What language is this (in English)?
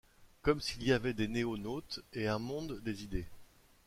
French